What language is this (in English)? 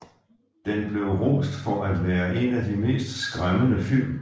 Danish